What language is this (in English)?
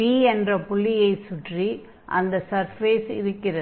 Tamil